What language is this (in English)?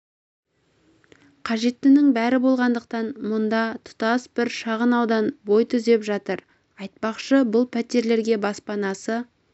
Kazakh